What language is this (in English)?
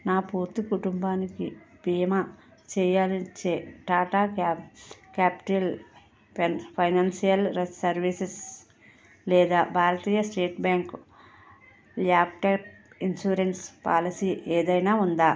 Telugu